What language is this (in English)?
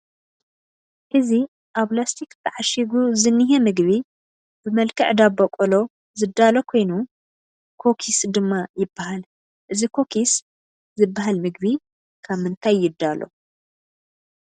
Tigrinya